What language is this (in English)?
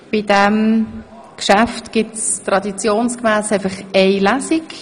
Swiss German